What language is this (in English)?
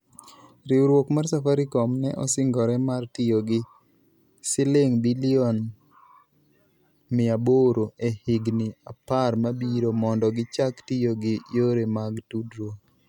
Luo (Kenya and Tanzania)